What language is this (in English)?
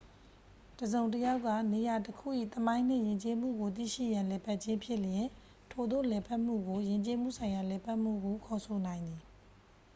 Burmese